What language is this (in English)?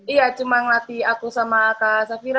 Indonesian